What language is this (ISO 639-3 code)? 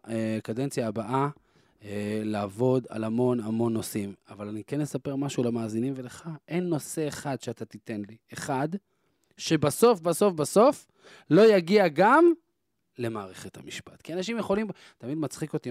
heb